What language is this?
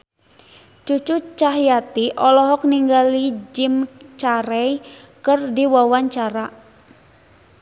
Sundanese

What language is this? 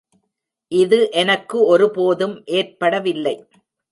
Tamil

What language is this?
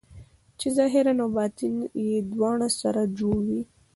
Pashto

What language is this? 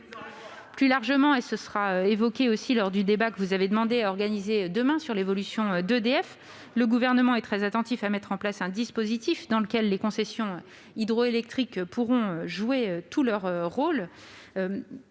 French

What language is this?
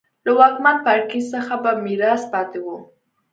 Pashto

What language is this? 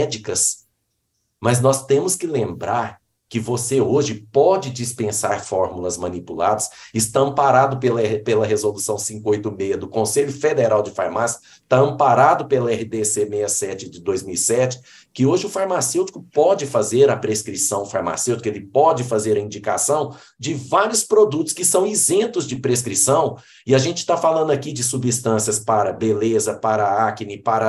Portuguese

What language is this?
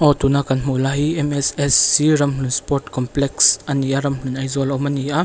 Mizo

